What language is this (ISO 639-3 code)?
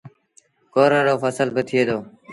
sbn